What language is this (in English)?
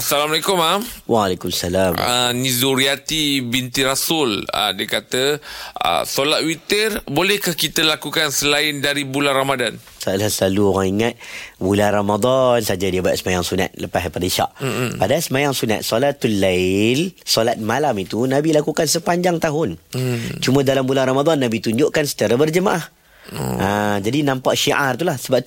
Malay